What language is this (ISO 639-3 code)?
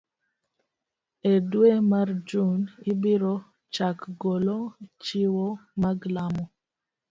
luo